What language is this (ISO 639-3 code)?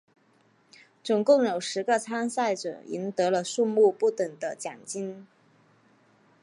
zho